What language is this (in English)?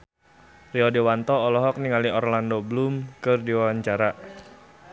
Sundanese